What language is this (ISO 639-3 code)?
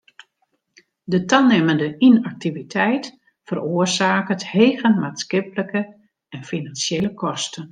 fry